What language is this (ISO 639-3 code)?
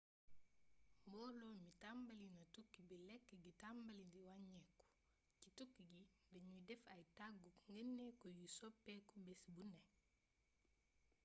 wol